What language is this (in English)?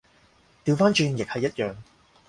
Cantonese